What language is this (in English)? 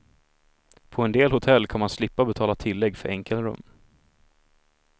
Swedish